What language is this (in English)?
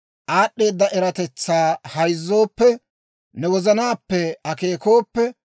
Dawro